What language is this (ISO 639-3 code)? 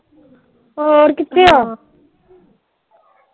pan